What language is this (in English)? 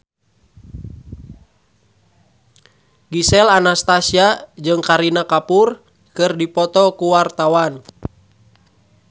Sundanese